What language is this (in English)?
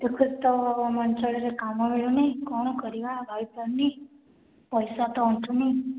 Odia